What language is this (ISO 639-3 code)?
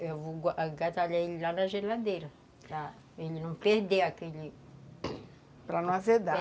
por